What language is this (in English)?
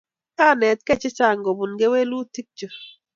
Kalenjin